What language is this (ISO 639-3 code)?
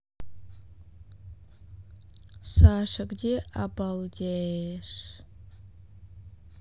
rus